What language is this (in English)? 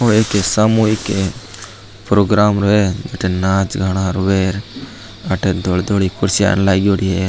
Marwari